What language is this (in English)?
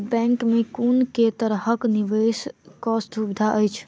Maithili